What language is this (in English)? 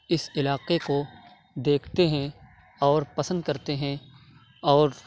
Urdu